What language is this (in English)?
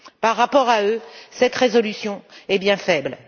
French